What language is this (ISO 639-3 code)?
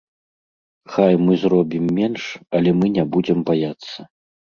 bel